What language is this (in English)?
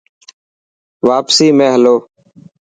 Dhatki